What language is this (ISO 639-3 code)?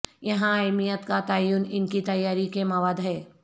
urd